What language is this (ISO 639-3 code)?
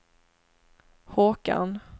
swe